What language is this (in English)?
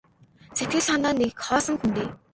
Mongolian